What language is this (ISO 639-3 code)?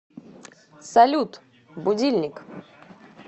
rus